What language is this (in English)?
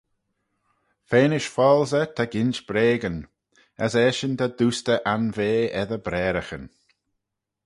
Manx